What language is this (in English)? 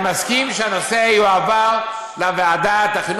Hebrew